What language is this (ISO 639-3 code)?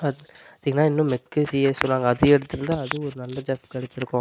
tam